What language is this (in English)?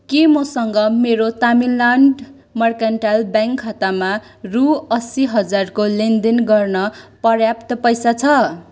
Nepali